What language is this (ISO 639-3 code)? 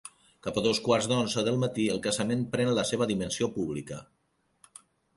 cat